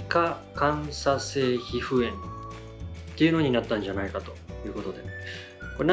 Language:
Japanese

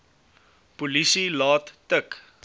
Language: Afrikaans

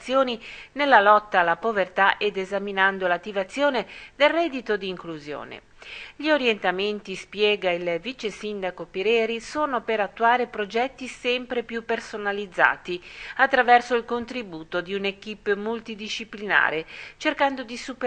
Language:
Italian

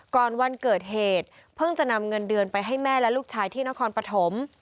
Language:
Thai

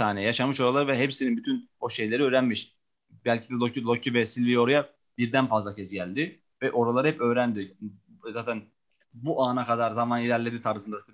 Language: Turkish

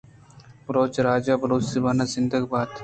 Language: Eastern Balochi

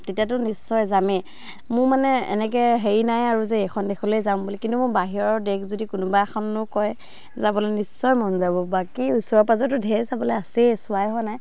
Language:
Assamese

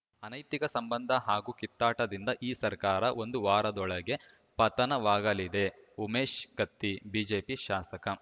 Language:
Kannada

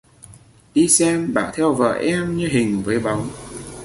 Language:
Vietnamese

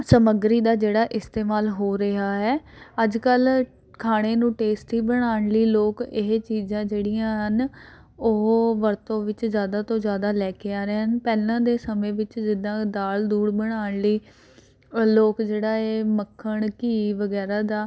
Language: Punjabi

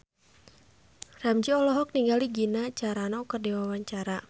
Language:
Sundanese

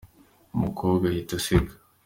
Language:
Kinyarwanda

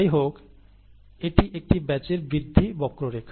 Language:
Bangla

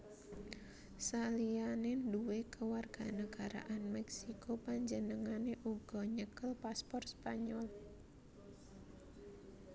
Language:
Javanese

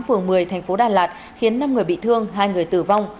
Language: Vietnamese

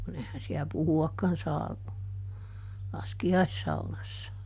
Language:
Finnish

